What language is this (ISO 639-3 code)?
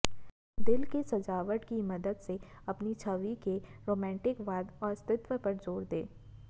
hin